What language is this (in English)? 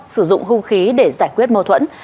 Vietnamese